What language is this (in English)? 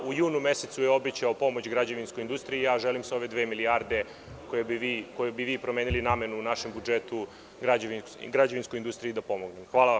Serbian